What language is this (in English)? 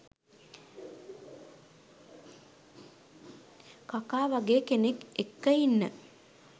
Sinhala